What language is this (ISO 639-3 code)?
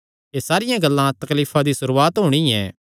xnr